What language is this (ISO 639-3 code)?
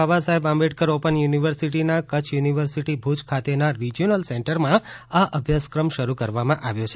guj